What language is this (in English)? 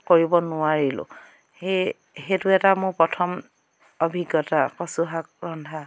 Assamese